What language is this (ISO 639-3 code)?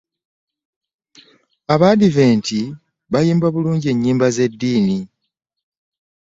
lug